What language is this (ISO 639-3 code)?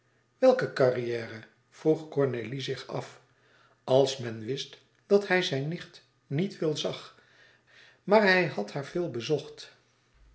nld